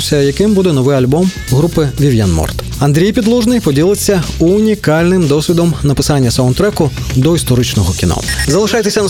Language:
Ukrainian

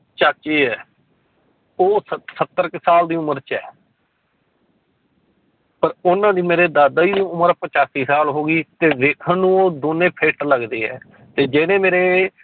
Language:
Punjabi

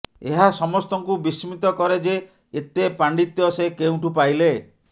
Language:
Odia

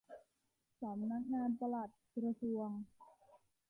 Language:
Thai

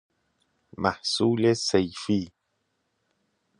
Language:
Persian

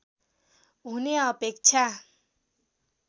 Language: Nepali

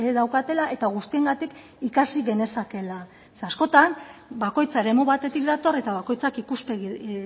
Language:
Basque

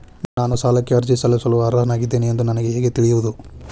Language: Kannada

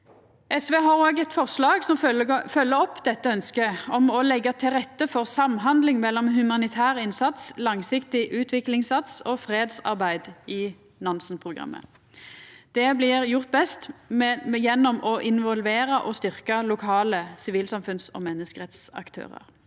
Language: Norwegian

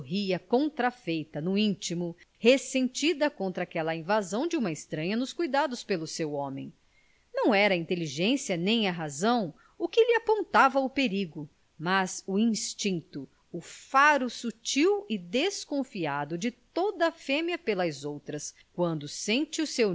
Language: Portuguese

